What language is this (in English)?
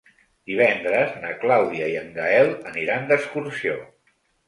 Catalan